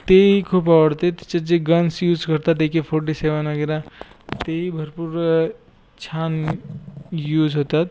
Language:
Marathi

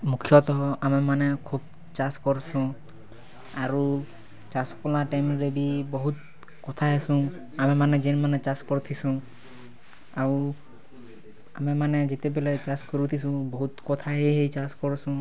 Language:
Odia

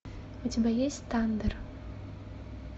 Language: Russian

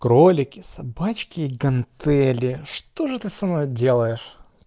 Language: Russian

